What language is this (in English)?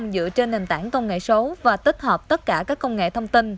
Vietnamese